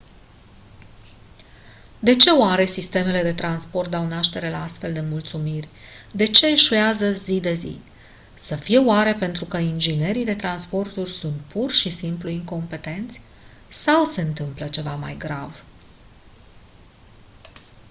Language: Romanian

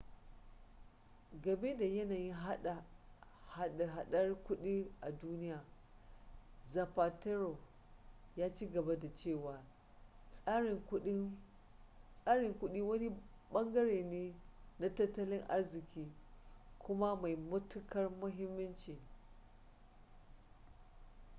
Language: Hausa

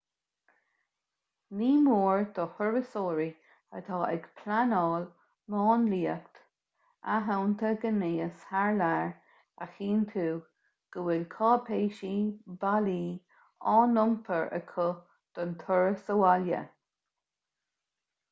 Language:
Irish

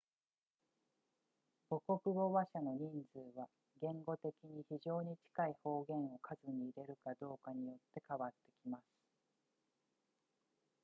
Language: Japanese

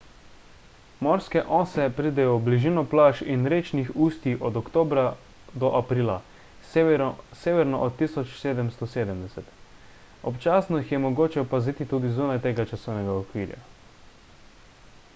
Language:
Slovenian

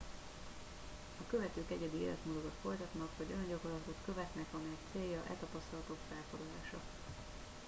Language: Hungarian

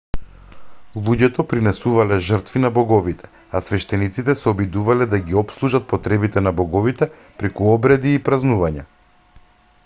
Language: Macedonian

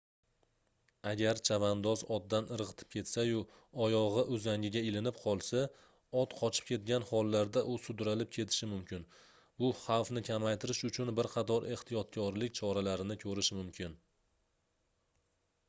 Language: Uzbek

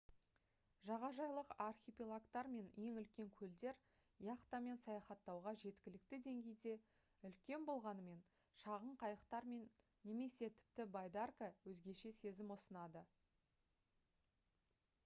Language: Kazakh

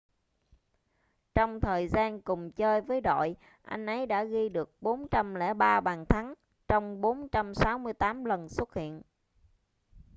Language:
Vietnamese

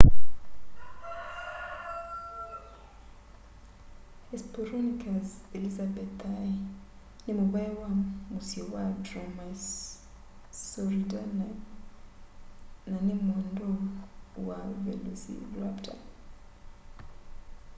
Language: Kamba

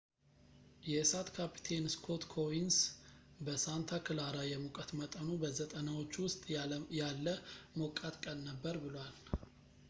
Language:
Amharic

